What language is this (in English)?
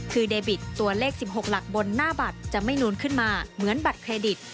Thai